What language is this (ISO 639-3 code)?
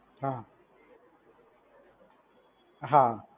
guj